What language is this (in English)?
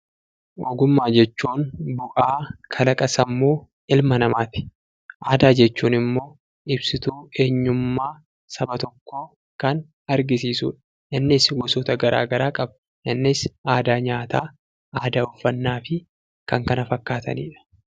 Oromo